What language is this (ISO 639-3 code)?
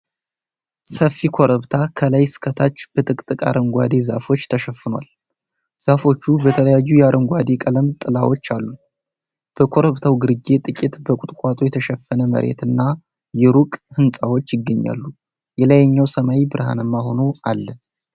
amh